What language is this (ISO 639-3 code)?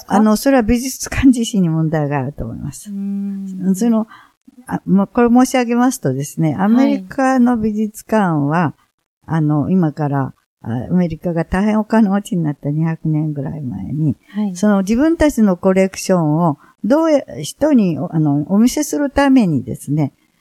jpn